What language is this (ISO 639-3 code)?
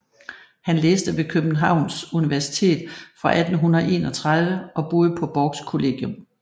dan